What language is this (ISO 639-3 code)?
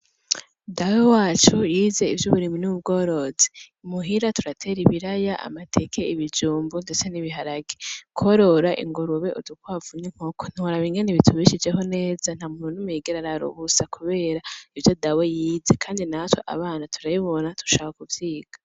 run